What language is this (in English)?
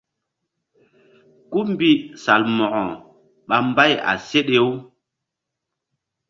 Mbum